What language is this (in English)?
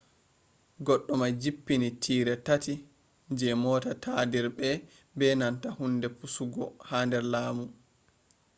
Fula